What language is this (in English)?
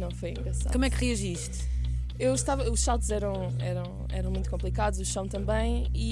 Portuguese